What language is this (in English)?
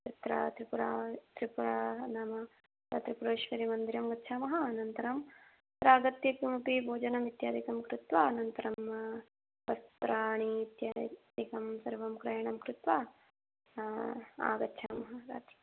Sanskrit